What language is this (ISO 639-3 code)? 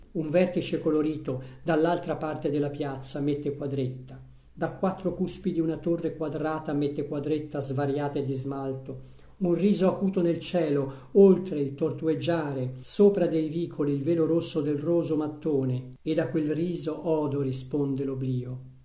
ita